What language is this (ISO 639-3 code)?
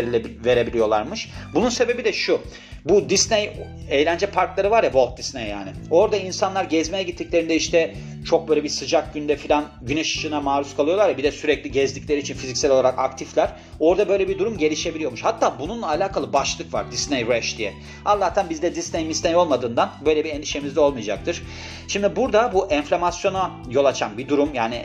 tur